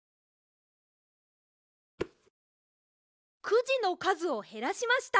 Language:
Japanese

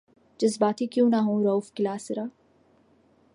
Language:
Urdu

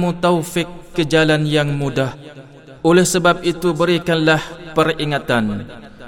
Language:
Malay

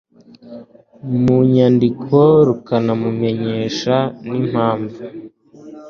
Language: Kinyarwanda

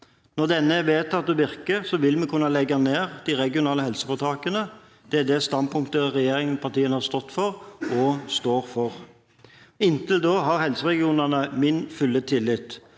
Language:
Norwegian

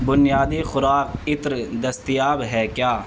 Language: Urdu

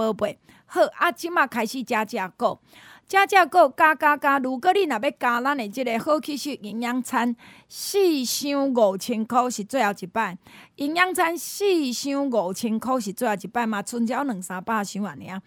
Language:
Chinese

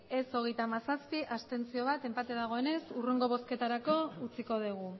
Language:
Basque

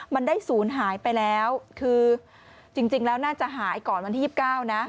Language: Thai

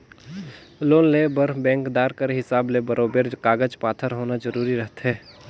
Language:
Chhattisgarhi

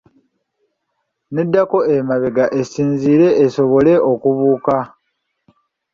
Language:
Ganda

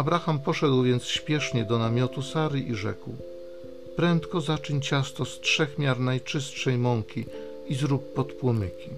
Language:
Polish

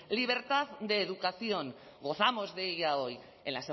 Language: Spanish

